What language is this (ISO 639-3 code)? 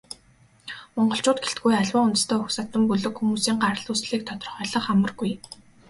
mon